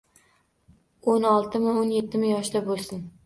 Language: Uzbek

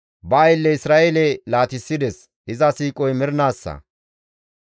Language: Gamo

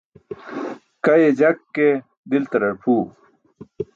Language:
Burushaski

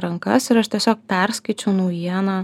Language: Lithuanian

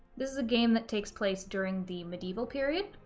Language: English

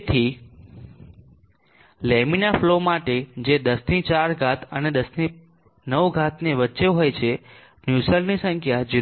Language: Gujarati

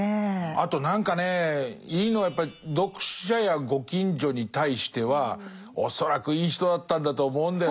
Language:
Japanese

